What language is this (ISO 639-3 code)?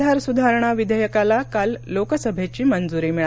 mar